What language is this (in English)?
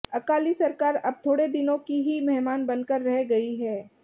Hindi